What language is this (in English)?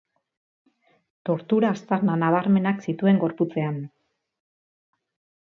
Basque